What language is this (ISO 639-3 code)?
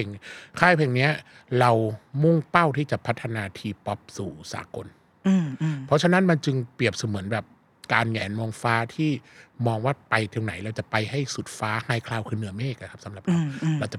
tha